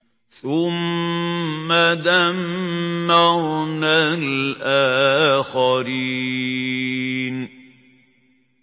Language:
Arabic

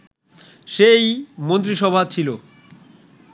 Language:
Bangla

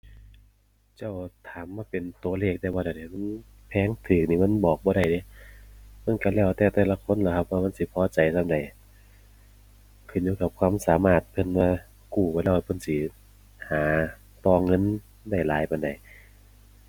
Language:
Thai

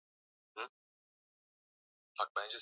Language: Swahili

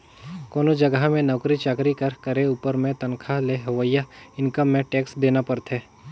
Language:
Chhattisgarhi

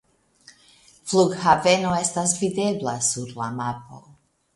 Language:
Esperanto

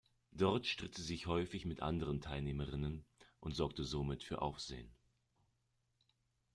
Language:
German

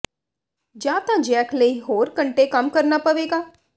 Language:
Punjabi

